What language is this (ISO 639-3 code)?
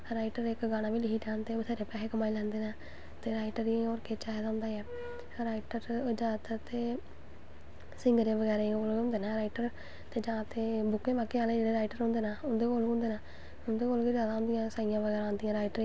doi